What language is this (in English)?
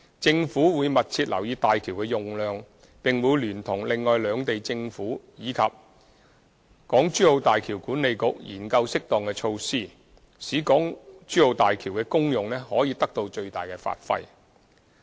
Cantonese